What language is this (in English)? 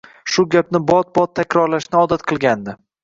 Uzbek